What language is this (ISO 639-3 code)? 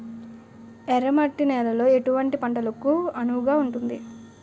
tel